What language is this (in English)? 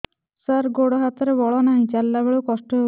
Odia